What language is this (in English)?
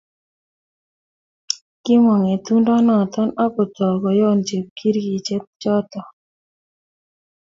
Kalenjin